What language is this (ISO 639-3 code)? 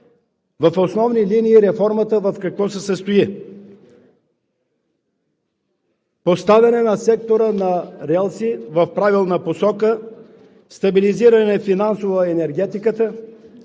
bul